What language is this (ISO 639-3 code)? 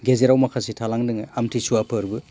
brx